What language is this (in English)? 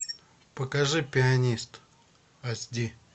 Russian